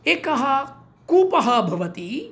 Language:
Sanskrit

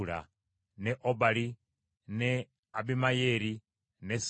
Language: Ganda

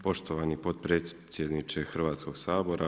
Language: Croatian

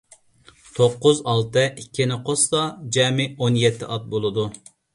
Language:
Uyghur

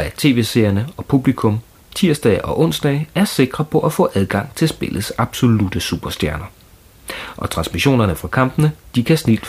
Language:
Danish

